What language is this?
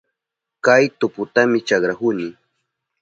Southern Pastaza Quechua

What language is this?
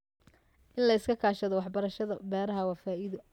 Somali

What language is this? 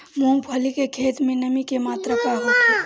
Bhojpuri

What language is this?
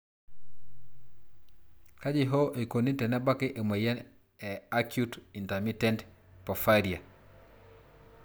Masai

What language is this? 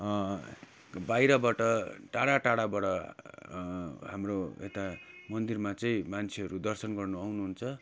Nepali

